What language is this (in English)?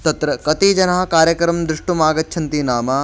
Sanskrit